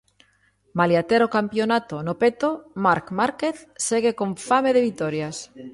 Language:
Galician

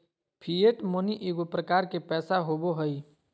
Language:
Magahi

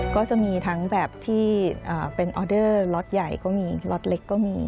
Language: Thai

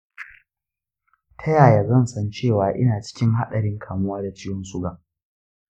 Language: Hausa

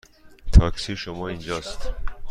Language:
Persian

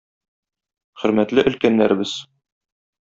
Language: Tatar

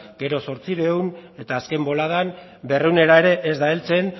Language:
Basque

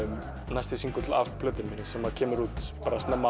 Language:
Icelandic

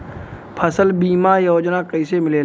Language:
Bhojpuri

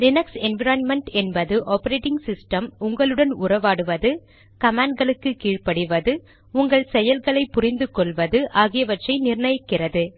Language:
Tamil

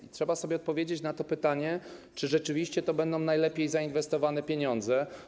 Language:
Polish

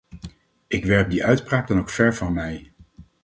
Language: Dutch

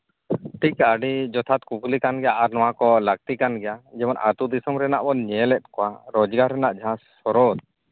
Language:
Santali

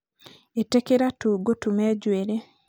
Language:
Kikuyu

